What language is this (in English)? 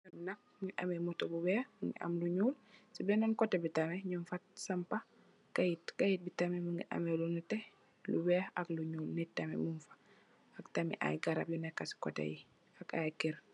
Wolof